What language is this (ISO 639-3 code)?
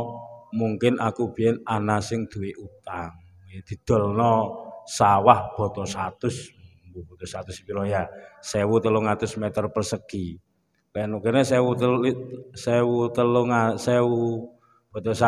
ind